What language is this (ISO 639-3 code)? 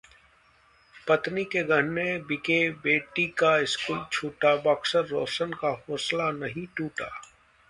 hin